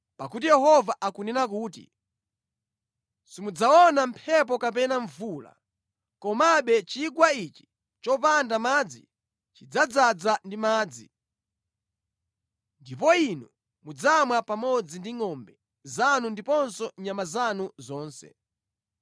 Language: Nyanja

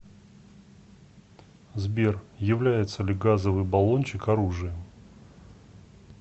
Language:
Russian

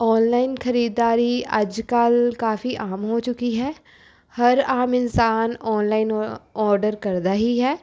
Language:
Punjabi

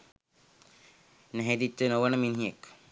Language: Sinhala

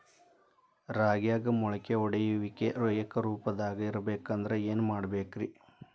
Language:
Kannada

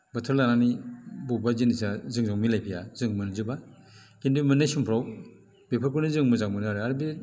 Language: Bodo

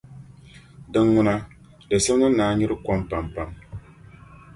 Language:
Dagbani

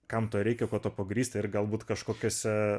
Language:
Lithuanian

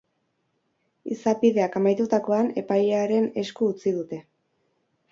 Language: Basque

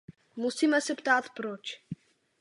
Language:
Czech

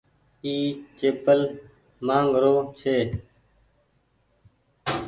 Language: Goaria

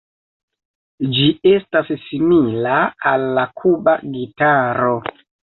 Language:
Esperanto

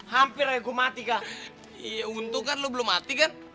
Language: Indonesian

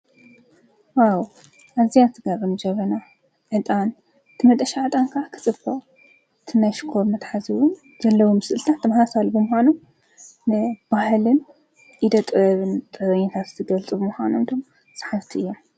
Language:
Tigrinya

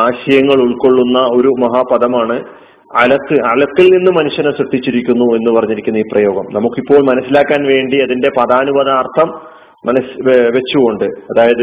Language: Malayalam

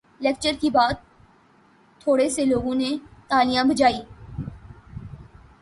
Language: Urdu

